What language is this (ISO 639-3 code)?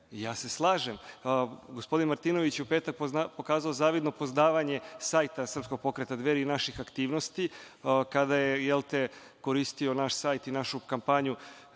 srp